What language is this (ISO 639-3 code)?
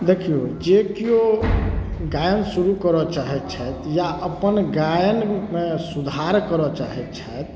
mai